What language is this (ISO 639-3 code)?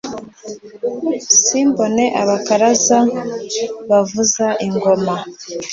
kin